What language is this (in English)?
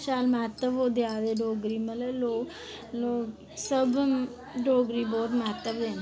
Dogri